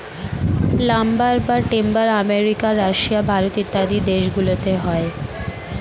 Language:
Bangla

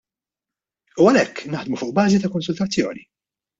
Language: Maltese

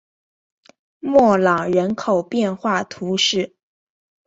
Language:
Chinese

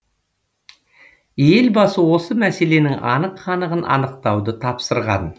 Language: Kazakh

